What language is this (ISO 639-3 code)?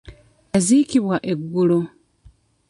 lug